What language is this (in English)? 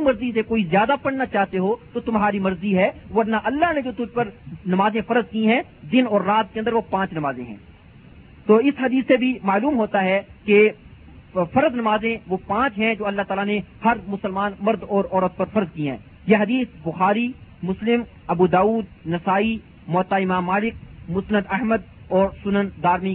Urdu